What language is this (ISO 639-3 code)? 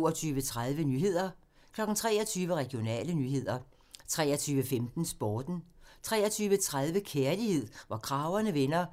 dan